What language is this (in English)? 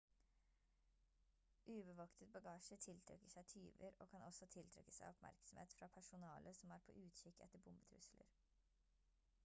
Norwegian Bokmål